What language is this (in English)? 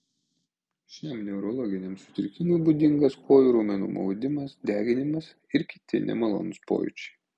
Lithuanian